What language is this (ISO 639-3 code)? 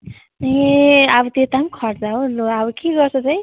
nep